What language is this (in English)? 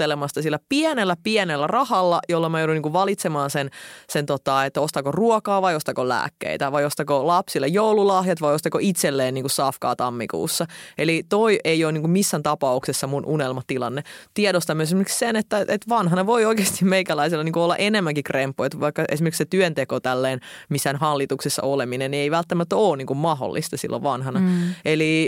Finnish